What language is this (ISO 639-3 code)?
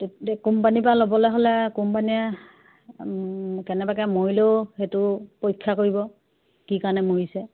asm